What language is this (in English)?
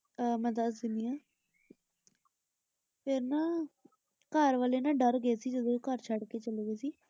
Punjabi